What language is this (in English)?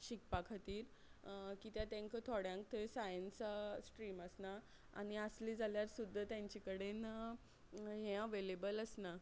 Konkani